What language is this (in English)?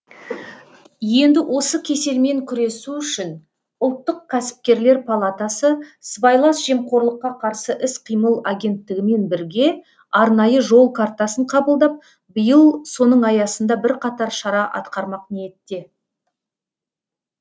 Kazakh